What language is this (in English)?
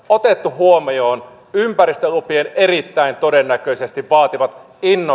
Finnish